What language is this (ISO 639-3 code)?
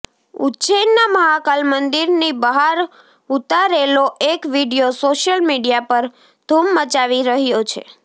guj